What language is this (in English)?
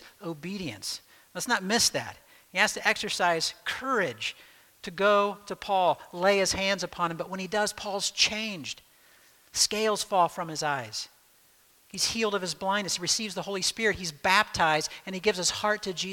English